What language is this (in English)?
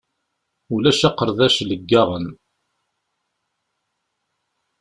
Kabyle